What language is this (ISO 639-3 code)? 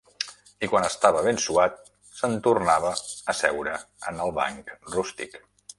cat